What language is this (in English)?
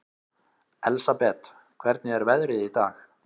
Icelandic